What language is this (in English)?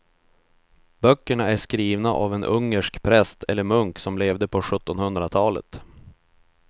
Swedish